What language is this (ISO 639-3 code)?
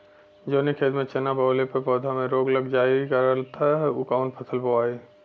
bho